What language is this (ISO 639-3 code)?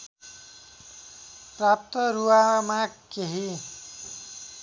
nep